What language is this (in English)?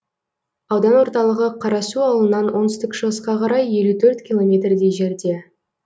Kazakh